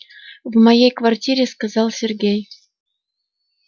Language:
Russian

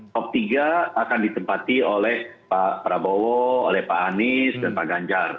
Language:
Indonesian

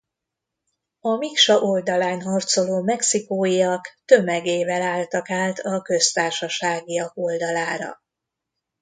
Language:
Hungarian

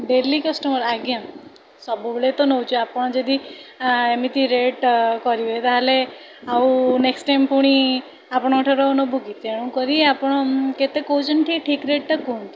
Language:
Odia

